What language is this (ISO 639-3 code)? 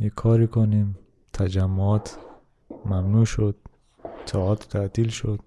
fas